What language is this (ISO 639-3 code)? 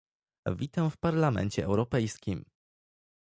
pol